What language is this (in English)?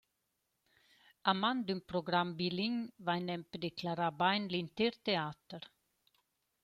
Romansh